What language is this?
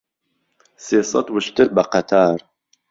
Central Kurdish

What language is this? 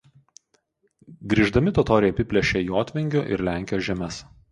Lithuanian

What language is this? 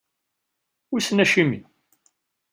Kabyle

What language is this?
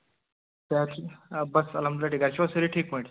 Kashmiri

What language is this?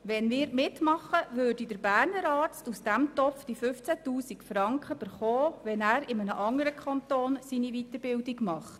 Swiss German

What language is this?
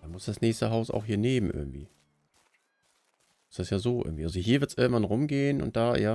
German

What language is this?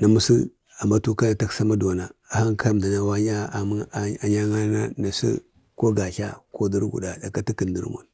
Bade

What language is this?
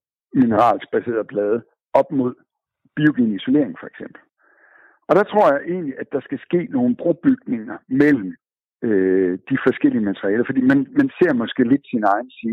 Danish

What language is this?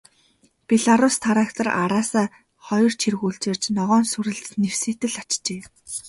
Mongolian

